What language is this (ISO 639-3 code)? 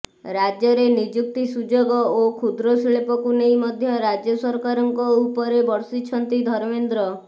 ori